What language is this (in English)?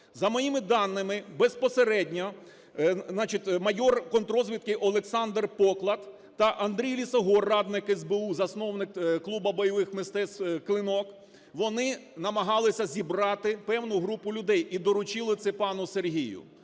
Ukrainian